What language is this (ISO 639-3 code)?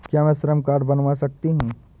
hin